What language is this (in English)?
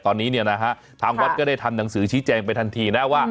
Thai